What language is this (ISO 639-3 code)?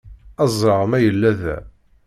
kab